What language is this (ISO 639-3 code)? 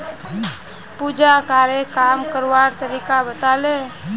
mag